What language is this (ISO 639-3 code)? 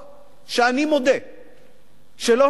heb